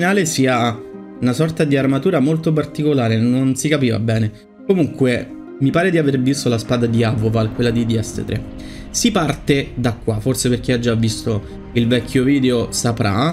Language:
Italian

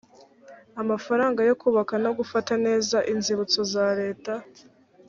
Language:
Kinyarwanda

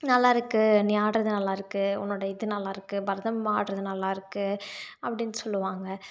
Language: Tamil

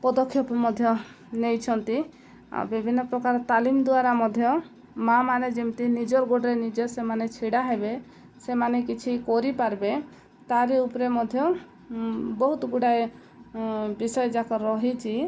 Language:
Odia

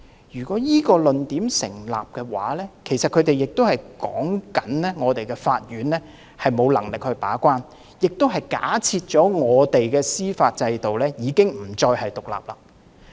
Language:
Cantonese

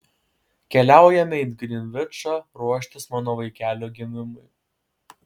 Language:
Lithuanian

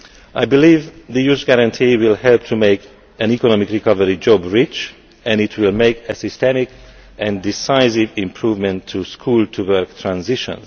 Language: English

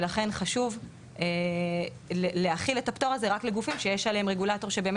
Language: Hebrew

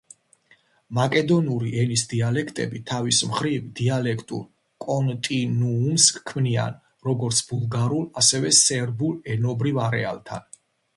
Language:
Georgian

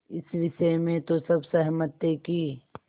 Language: Hindi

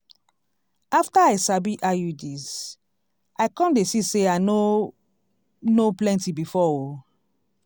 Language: Nigerian Pidgin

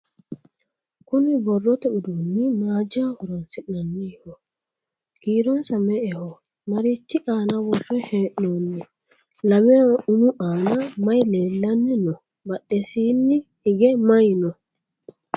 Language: Sidamo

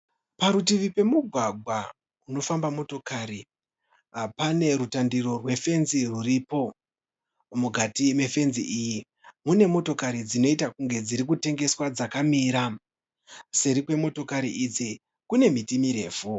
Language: Shona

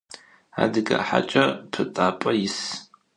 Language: Adyghe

